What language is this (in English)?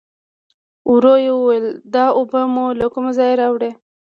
Pashto